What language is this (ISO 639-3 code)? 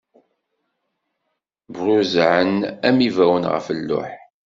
kab